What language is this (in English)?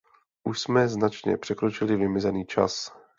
Czech